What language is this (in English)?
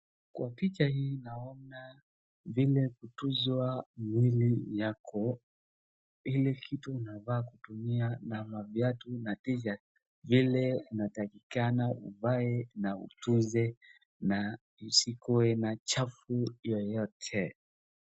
Swahili